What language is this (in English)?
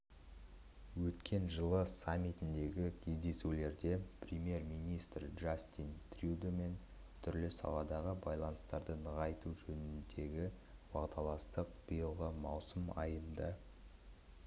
Kazakh